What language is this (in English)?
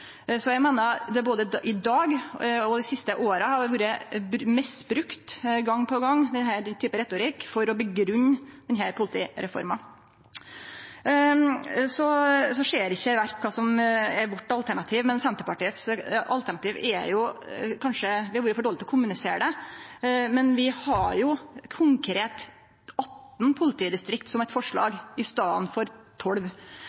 Norwegian Nynorsk